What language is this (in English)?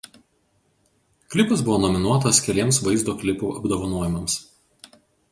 Lithuanian